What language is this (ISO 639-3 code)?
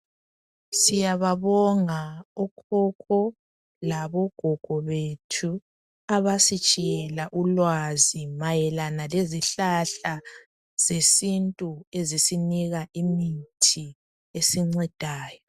nde